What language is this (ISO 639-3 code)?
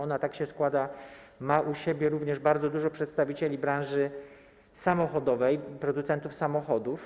pol